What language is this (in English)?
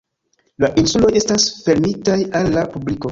Esperanto